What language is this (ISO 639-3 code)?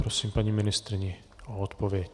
ces